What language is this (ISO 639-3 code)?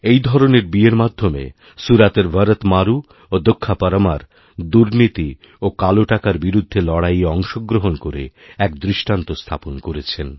ben